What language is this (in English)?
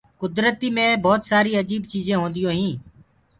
Gurgula